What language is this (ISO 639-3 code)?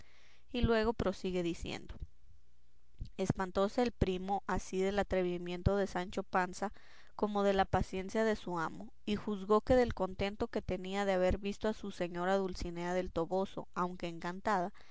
spa